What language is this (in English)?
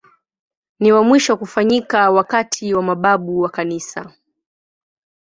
Swahili